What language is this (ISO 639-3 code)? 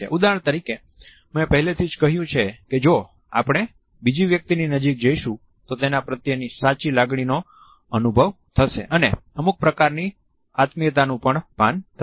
guj